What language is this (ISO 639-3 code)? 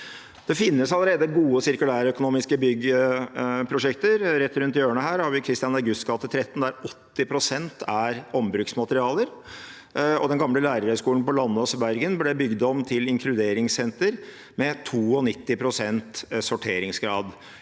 nor